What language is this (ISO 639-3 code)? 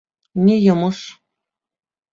bak